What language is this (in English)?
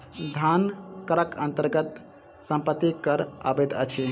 Maithili